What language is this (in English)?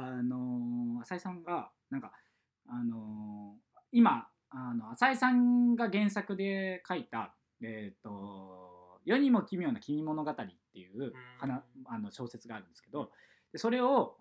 Japanese